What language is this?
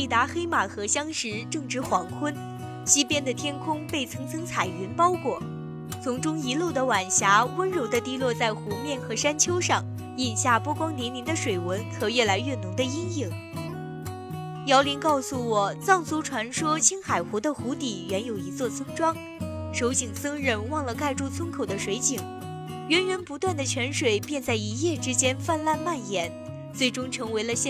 Chinese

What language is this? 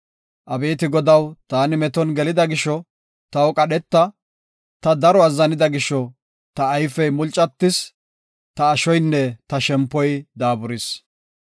Gofa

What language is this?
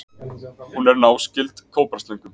Icelandic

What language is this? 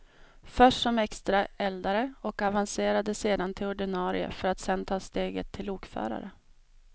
Swedish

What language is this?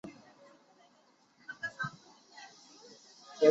Chinese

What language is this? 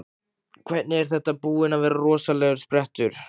Icelandic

